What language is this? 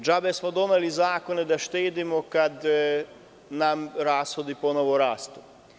Serbian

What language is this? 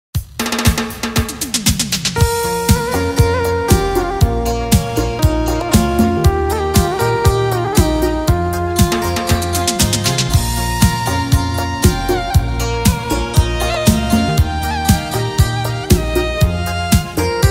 Vietnamese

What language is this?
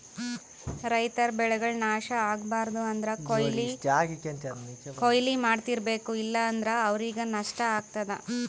Kannada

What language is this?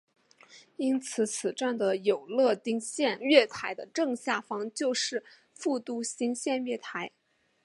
Chinese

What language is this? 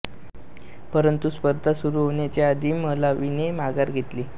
Marathi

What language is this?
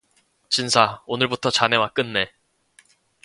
Korean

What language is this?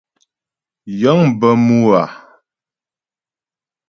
Ghomala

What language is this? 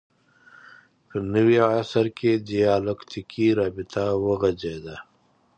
Pashto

